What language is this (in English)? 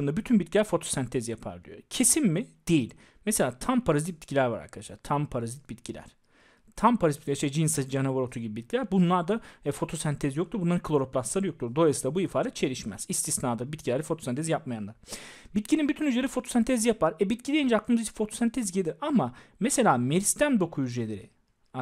Turkish